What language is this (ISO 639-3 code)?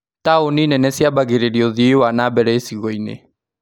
kik